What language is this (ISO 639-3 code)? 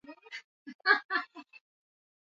swa